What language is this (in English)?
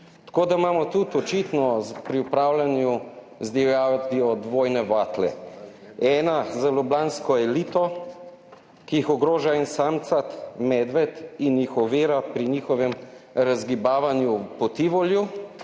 Slovenian